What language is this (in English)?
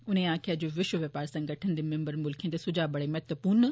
Dogri